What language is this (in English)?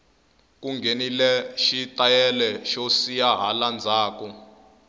Tsonga